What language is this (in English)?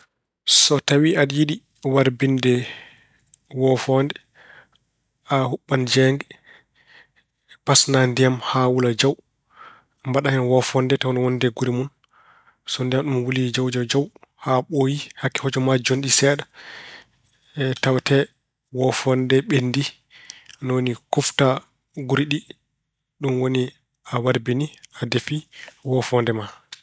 Fula